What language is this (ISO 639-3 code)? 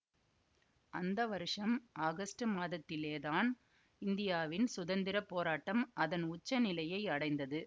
tam